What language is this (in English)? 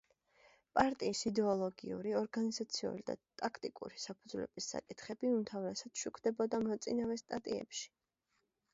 Georgian